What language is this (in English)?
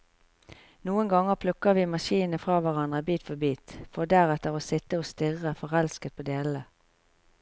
Norwegian